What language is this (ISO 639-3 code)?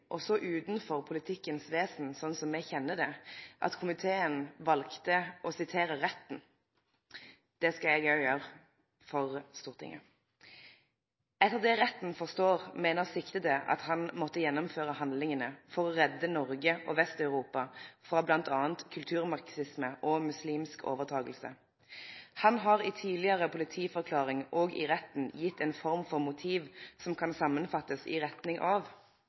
nno